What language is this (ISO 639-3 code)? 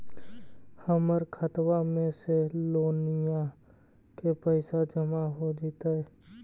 mag